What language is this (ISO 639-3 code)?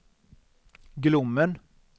swe